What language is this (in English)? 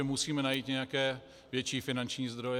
Czech